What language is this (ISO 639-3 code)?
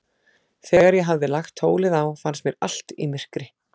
isl